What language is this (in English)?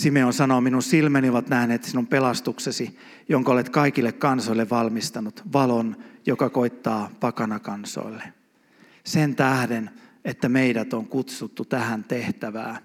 Finnish